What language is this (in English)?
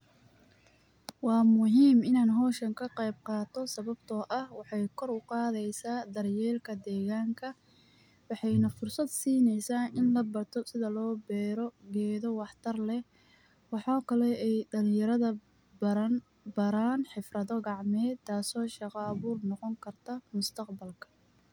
Somali